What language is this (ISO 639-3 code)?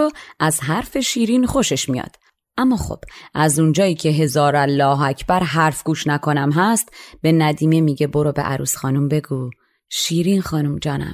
fas